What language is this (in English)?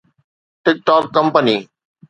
Sindhi